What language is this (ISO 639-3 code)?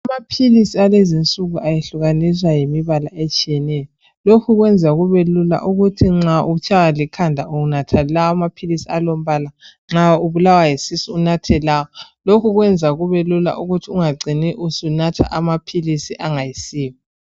nde